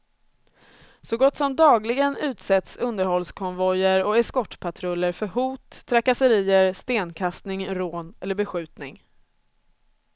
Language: Swedish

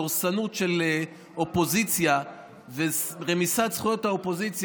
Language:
Hebrew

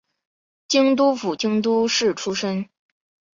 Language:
Chinese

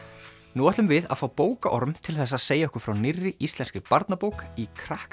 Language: Icelandic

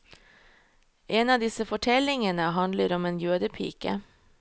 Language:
Norwegian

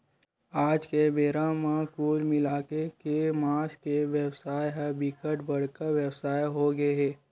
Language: Chhattisgarhi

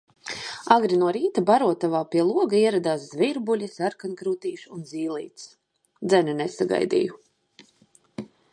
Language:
Latvian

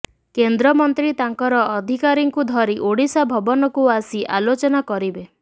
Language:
Odia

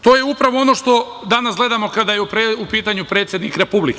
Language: Serbian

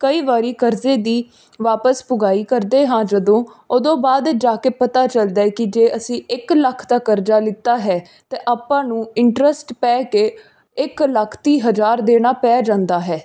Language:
Punjabi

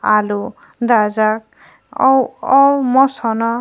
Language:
Kok Borok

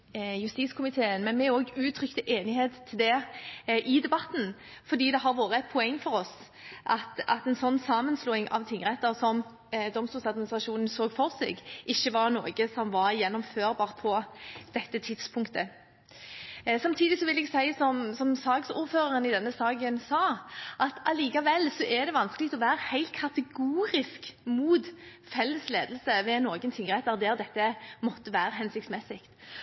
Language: Norwegian Bokmål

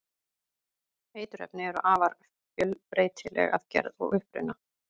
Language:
Icelandic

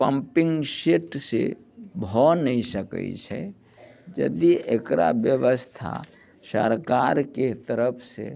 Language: Maithili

